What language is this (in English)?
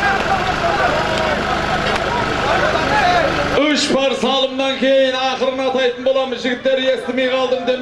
Dutch